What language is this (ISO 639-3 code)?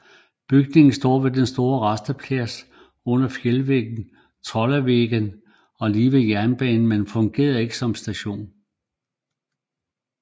dan